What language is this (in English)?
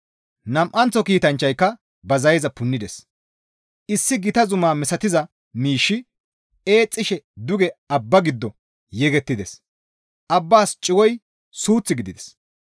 Gamo